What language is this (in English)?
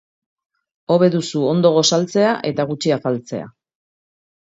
Basque